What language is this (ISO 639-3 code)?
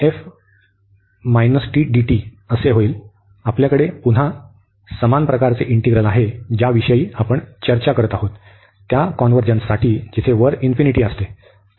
mar